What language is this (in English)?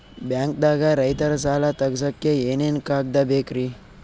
Kannada